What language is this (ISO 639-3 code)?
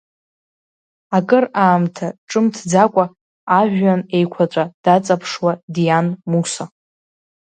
abk